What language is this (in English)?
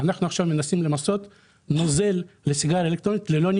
Hebrew